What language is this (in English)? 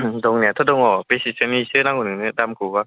Bodo